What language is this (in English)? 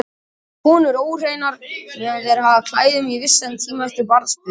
Icelandic